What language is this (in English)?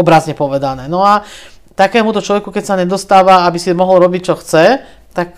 Slovak